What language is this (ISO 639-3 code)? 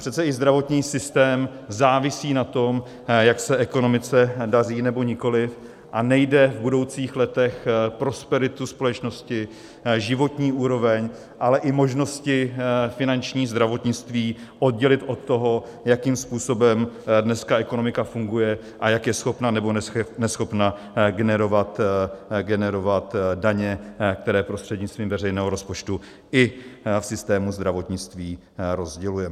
ces